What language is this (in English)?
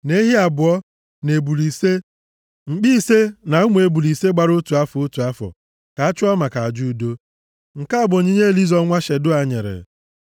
Igbo